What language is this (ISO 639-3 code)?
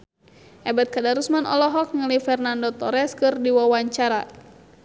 sun